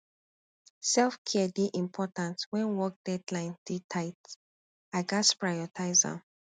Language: Nigerian Pidgin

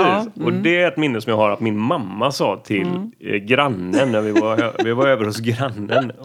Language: Swedish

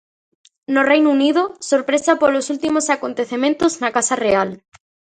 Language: Galician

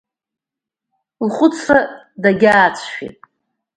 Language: Abkhazian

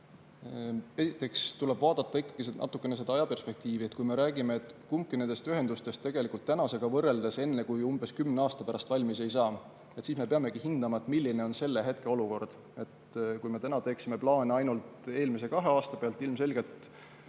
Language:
Estonian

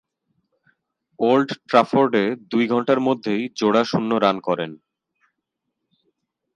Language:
Bangla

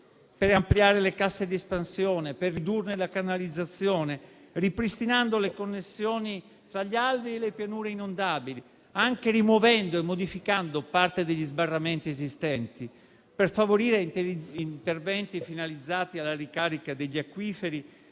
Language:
Italian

